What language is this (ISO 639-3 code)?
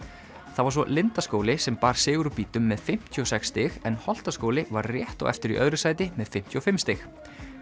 isl